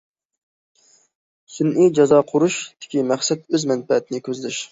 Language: Uyghur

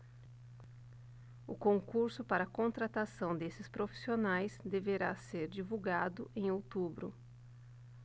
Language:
Portuguese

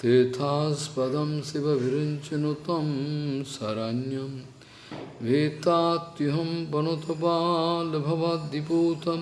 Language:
Portuguese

